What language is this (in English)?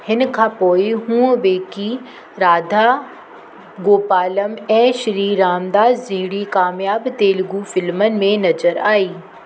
Sindhi